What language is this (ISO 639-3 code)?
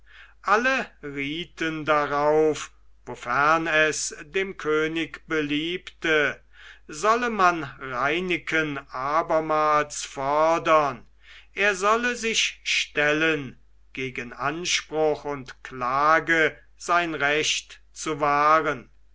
deu